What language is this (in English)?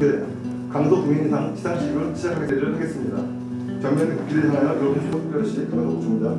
Korean